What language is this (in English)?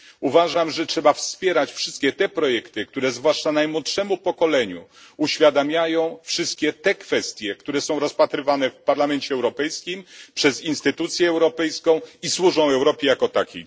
Polish